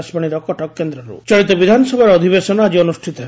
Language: Odia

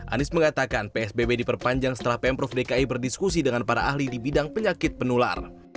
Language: Indonesian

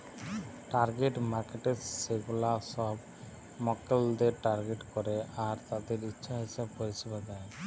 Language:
Bangla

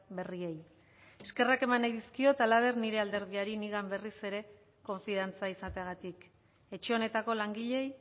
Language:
Basque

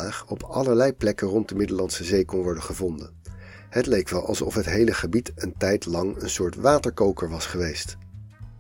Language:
Dutch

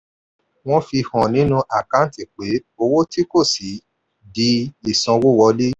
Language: Yoruba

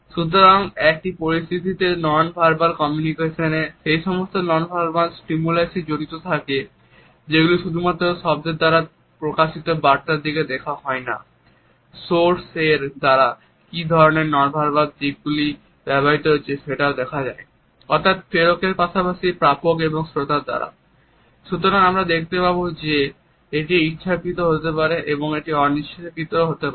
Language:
Bangla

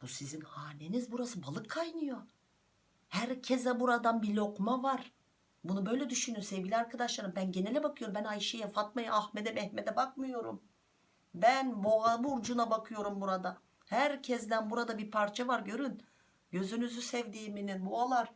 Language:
Turkish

